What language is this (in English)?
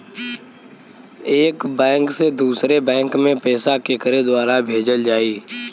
Bhojpuri